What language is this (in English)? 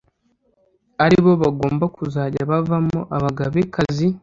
Kinyarwanda